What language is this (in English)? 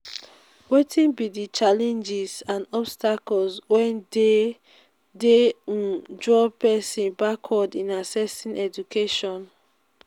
Nigerian Pidgin